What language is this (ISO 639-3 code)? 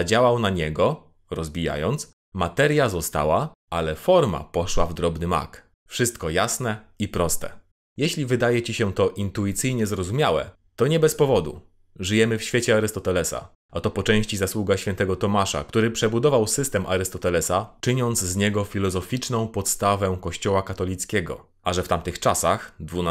pol